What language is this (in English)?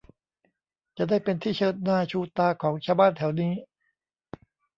Thai